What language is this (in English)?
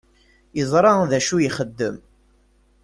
Kabyle